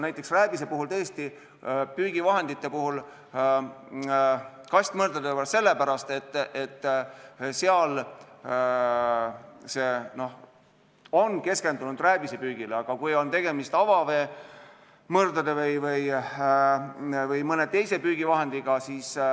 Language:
Estonian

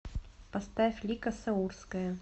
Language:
Russian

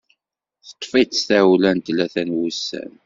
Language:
Kabyle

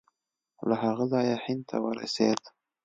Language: Pashto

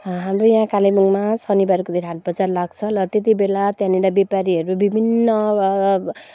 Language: Nepali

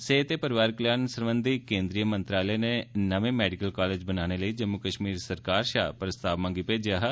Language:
Dogri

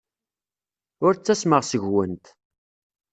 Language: Kabyle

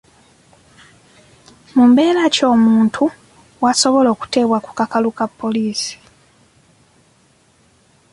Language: Ganda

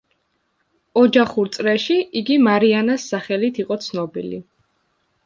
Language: Georgian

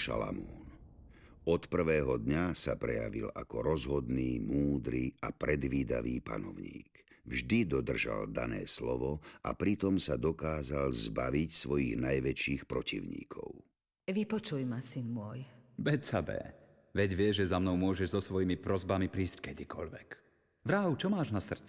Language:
Slovak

